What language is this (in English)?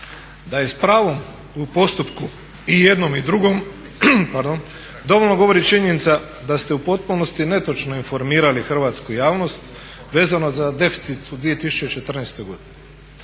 Croatian